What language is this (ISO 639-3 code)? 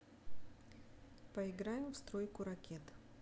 rus